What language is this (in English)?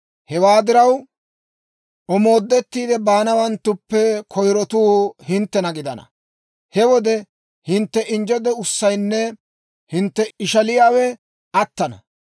Dawro